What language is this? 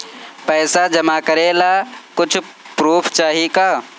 Bhojpuri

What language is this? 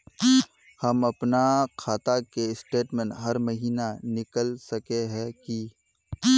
Magahi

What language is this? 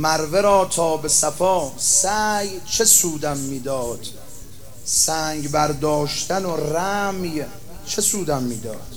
Persian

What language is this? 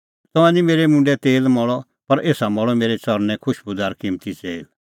Kullu Pahari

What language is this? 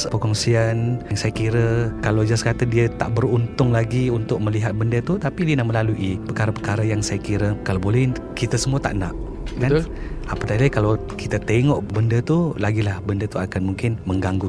Malay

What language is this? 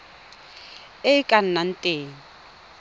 Tswana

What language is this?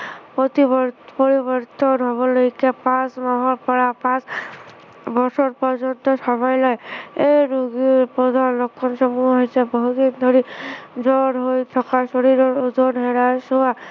Assamese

